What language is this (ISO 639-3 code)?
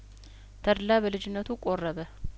amh